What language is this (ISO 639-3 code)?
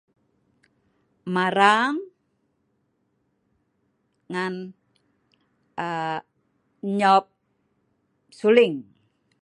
snv